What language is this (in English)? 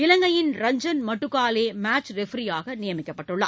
Tamil